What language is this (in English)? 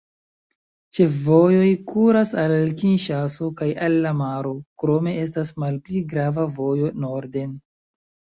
Esperanto